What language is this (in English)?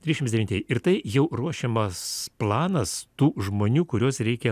Lithuanian